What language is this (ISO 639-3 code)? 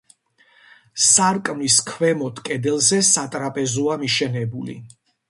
kat